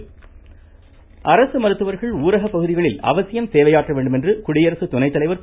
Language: Tamil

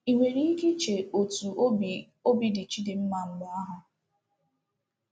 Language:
Igbo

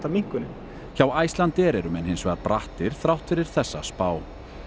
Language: Icelandic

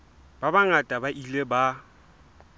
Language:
Southern Sotho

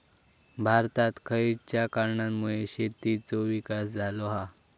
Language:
Marathi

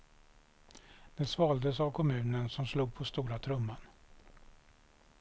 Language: Swedish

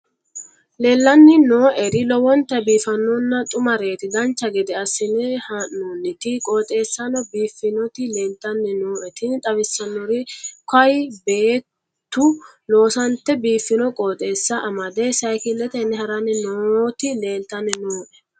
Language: Sidamo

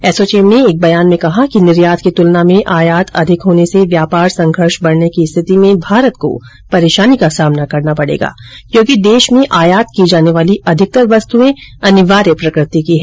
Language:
Hindi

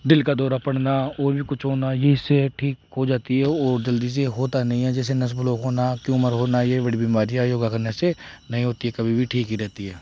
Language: Hindi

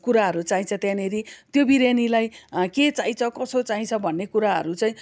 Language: Nepali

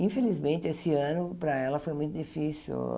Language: Portuguese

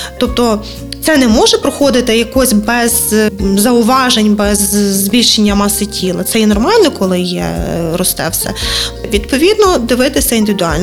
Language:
Ukrainian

